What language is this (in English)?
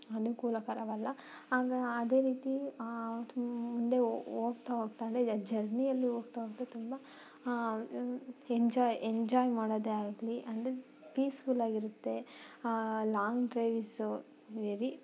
Kannada